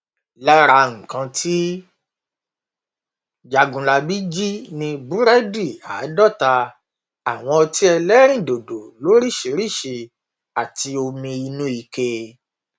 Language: Yoruba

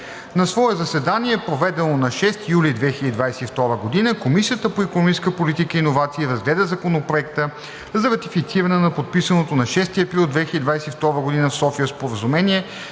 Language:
Bulgarian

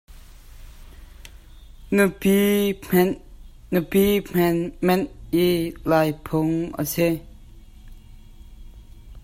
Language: Hakha Chin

